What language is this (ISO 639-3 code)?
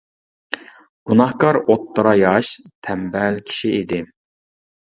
uig